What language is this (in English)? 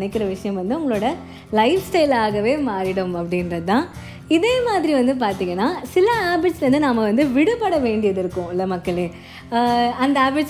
Tamil